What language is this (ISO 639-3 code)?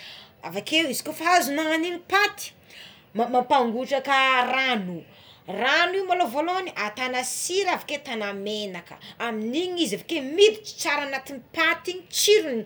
xmw